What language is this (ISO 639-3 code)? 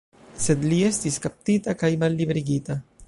epo